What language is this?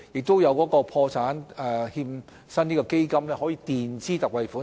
Cantonese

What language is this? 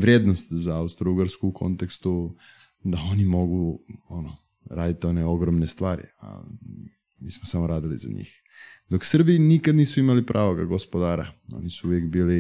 Croatian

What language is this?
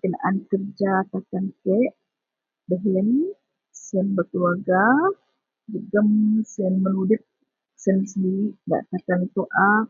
Central Melanau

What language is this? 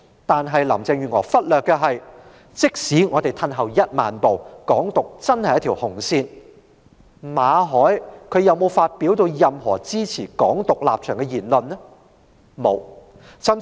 Cantonese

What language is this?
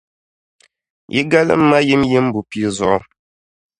Dagbani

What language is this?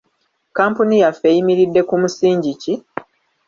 Ganda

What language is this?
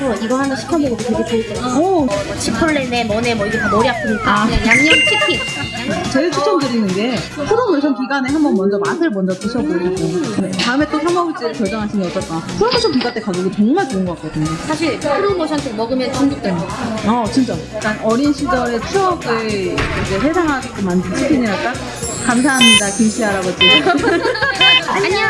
Korean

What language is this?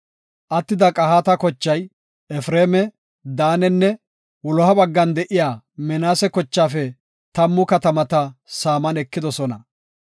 Gofa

